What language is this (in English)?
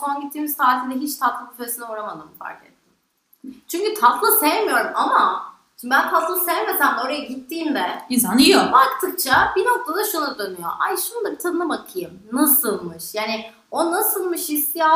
Turkish